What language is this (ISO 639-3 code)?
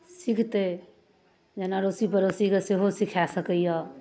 mai